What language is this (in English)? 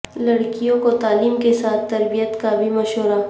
Urdu